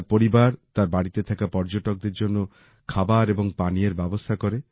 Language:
Bangla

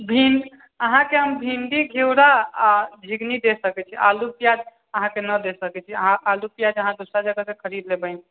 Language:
Maithili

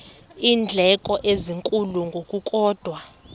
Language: Xhosa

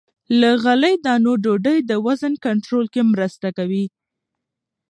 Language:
Pashto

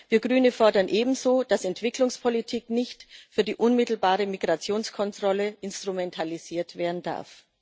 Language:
German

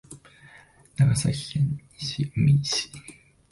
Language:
Japanese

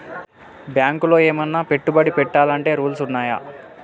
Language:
Telugu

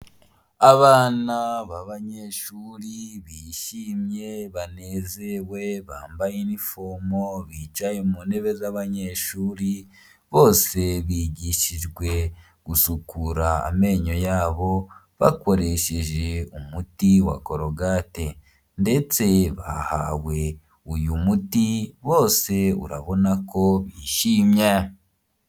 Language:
Kinyarwanda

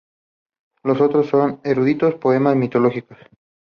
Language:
Spanish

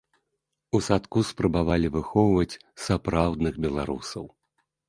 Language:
Belarusian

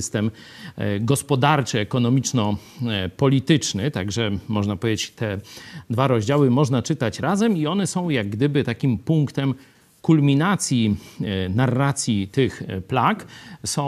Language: Polish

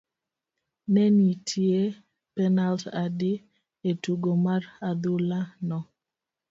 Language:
Luo (Kenya and Tanzania)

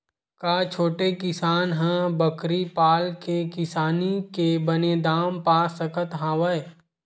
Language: Chhattisgarhi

